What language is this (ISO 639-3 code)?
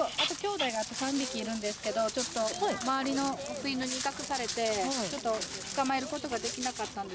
jpn